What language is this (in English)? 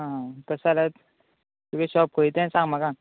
Konkani